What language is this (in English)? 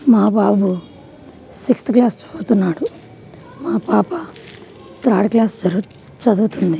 Telugu